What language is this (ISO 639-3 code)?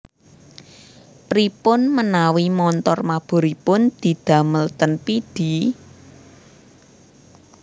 jav